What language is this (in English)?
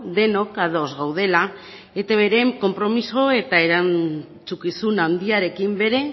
Basque